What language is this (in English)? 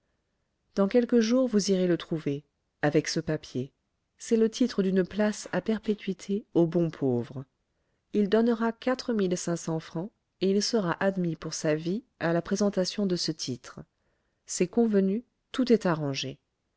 French